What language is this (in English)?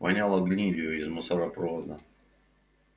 Russian